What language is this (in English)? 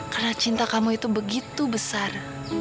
Indonesian